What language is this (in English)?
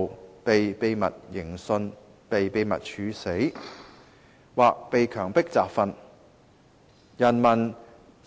Cantonese